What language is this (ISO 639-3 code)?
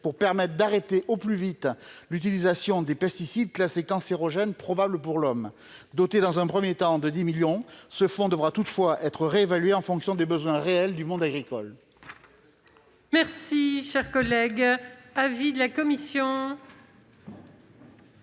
fra